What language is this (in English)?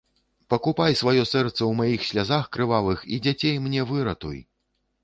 Belarusian